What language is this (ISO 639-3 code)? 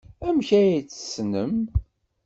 kab